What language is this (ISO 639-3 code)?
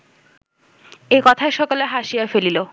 ben